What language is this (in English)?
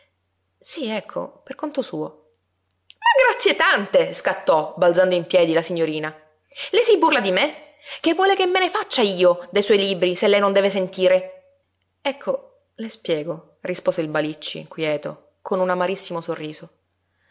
Italian